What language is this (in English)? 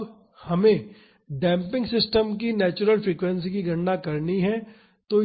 Hindi